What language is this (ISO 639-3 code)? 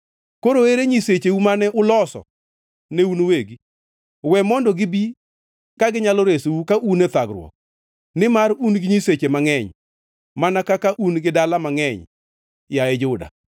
luo